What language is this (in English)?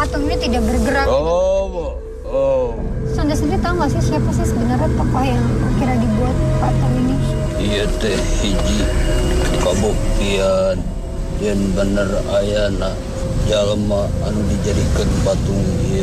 Indonesian